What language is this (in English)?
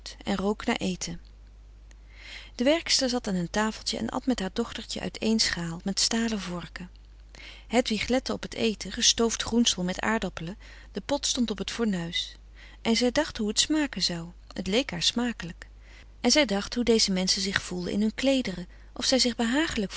Dutch